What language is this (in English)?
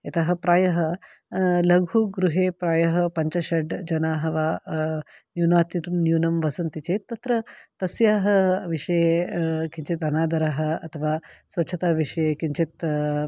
Sanskrit